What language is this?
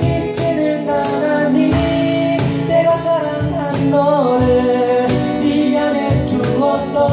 Korean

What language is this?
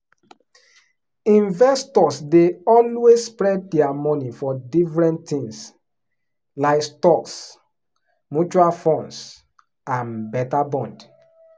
Nigerian Pidgin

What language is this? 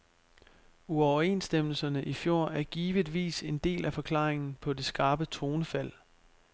Danish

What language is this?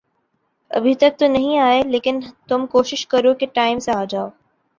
Urdu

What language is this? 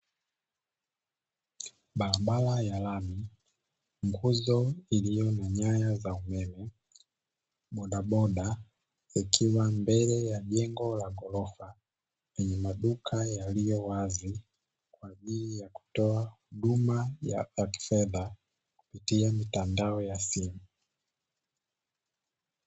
Swahili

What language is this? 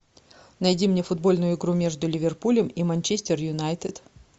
Russian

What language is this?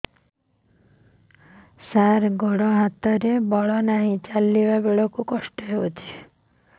Odia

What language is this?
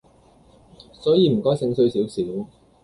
Cantonese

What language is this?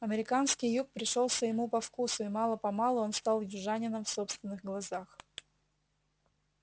Russian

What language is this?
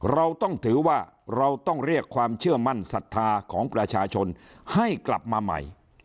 Thai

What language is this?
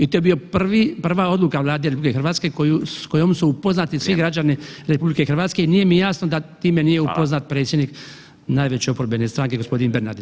Croatian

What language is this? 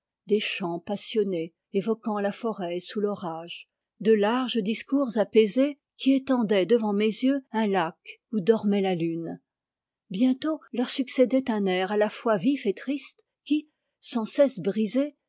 French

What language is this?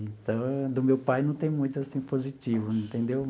Portuguese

